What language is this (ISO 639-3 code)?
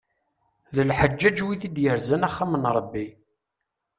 kab